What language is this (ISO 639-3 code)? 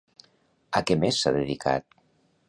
cat